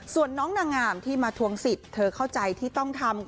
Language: Thai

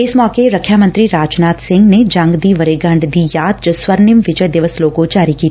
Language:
Punjabi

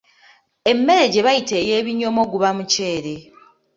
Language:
Ganda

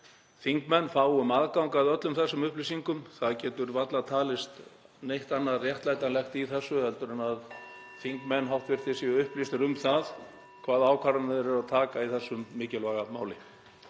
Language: Icelandic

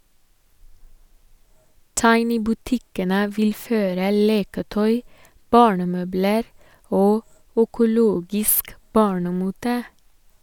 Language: Norwegian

